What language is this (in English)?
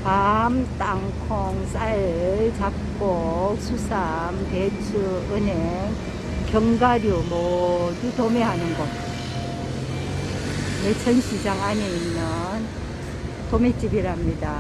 Korean